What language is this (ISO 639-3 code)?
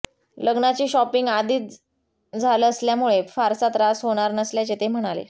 mar